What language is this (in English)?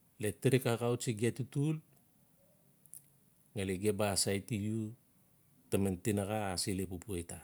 Notsi